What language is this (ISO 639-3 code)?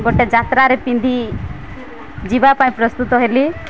ori